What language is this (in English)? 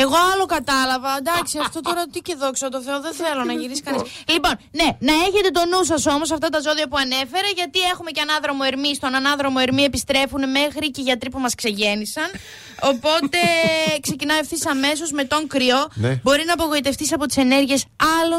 Greek